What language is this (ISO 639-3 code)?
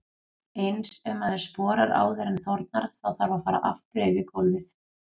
isl